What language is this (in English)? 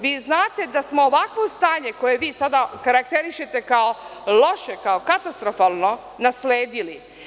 Serbian